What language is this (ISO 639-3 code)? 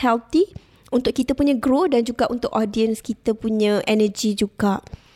msa